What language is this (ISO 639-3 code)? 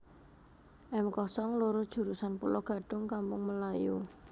jav